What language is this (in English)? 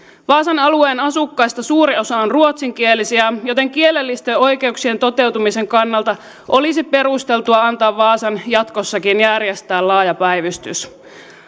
Finnish